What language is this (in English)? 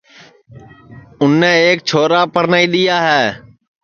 Sansi